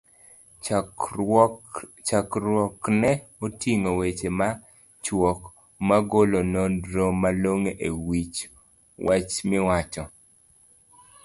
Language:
Luo (Kenya and Tanzania)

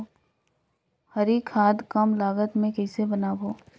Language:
Chhattisgarhi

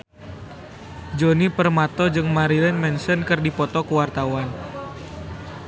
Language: Sundanese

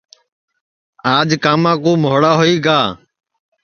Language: Sansi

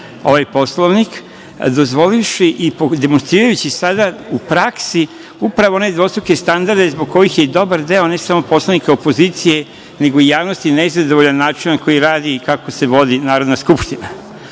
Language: Serbian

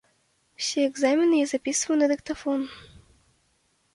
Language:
Belarusian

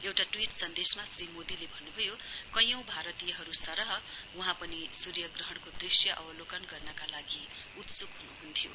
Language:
Nepali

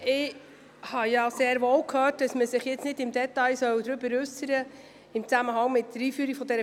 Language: Swiss German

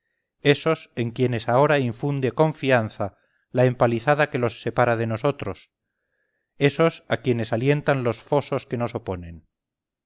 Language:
Spanish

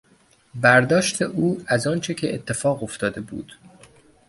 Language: Persian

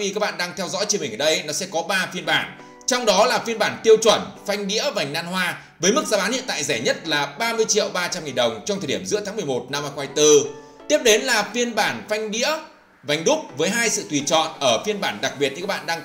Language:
Vietnamese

